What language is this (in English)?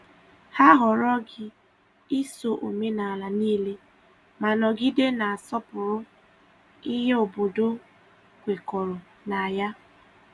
Igbo